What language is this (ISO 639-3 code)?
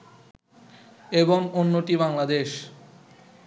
ben